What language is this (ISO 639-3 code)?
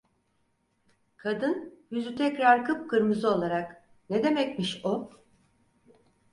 tur